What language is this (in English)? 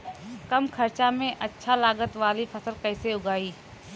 Bhojpuri